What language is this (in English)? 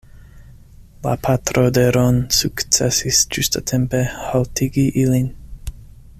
Esperanto